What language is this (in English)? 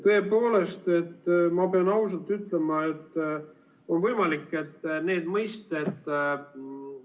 Estonian